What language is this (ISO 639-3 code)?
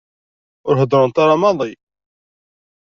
kab